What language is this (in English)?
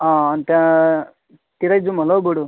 Nepali